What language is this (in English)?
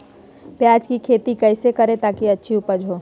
Magahi